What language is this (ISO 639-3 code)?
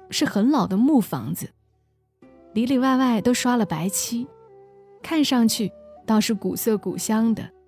zho